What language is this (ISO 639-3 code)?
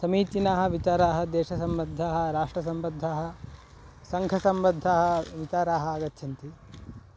san